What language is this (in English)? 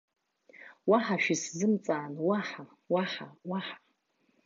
Abkhazian